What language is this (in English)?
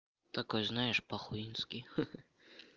Russian